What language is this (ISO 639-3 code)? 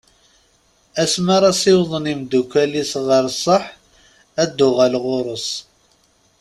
kab